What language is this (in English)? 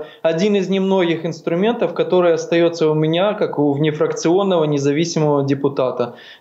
Ukrainian